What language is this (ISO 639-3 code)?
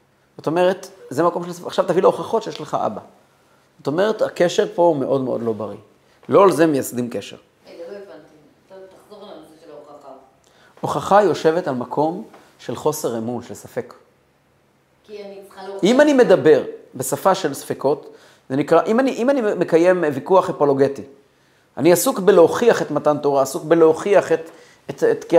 heb